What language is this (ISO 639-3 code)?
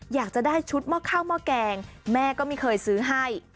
tha